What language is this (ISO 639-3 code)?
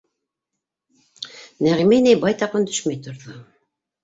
bak